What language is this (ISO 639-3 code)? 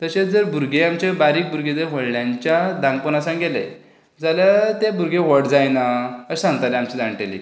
kok